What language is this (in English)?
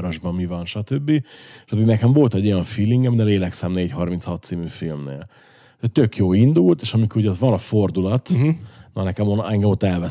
Hungarian